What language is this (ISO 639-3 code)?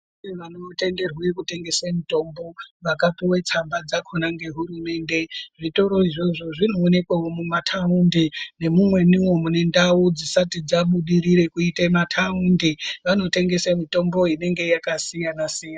ndc